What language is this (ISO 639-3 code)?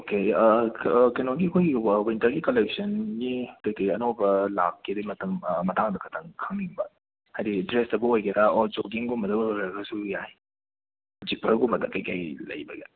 mni